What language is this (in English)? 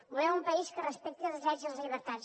Catalan